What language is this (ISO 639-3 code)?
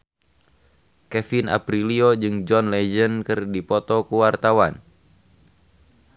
sun